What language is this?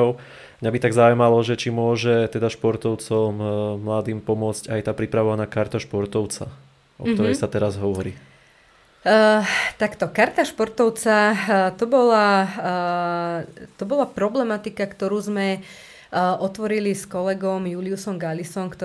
Slovak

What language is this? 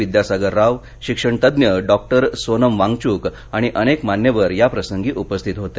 Marathi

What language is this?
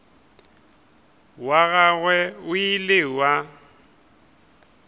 Northern Sotho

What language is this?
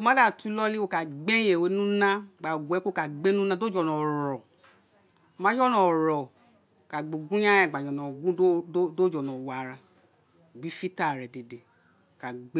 Isekiri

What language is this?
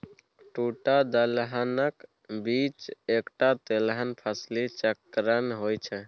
Maithili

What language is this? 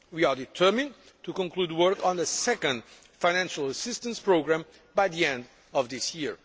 English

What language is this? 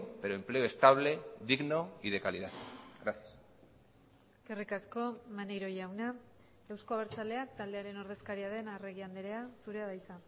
Basque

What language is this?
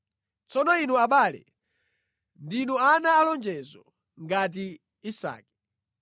Nyanja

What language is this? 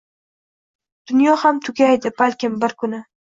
Uzbek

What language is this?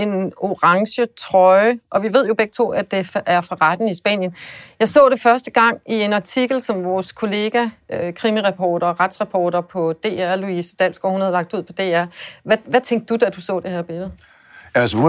Danish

